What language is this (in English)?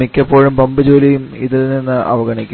Malayalam